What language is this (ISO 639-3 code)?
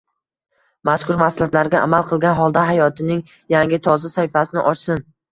uzb